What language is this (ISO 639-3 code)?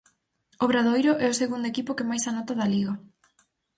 glg